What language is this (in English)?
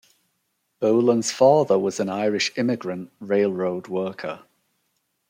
English